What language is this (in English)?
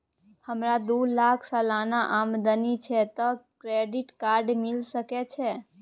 Maithili